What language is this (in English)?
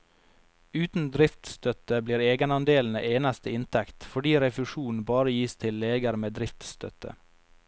Norwegian